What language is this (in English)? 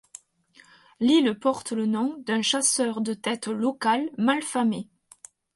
French